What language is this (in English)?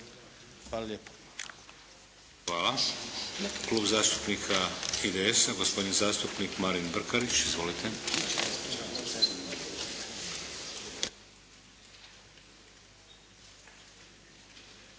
Croatian